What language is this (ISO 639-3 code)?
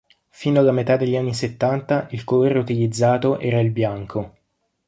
ita